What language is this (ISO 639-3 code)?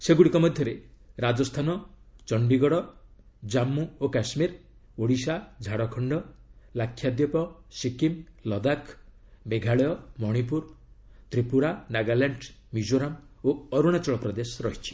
ori